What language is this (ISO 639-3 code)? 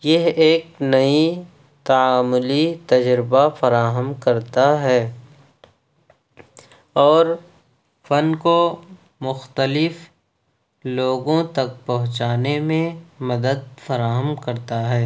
urd